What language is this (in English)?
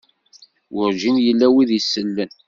Kabyle